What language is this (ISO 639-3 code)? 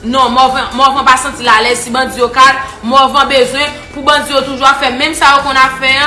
fra